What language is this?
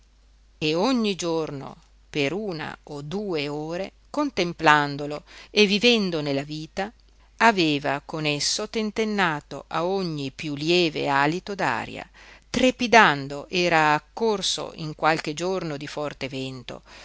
Italian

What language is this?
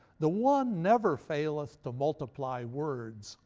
English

